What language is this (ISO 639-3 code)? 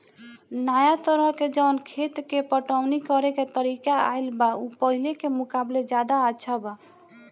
bho